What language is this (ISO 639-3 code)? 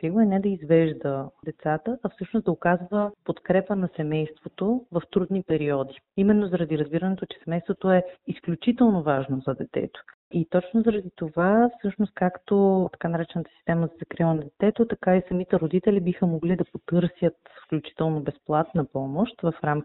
bul